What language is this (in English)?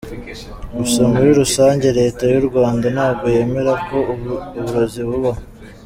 Kinyarwanda